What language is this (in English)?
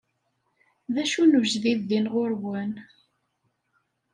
Kabyle